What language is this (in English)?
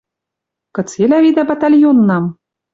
Western Mari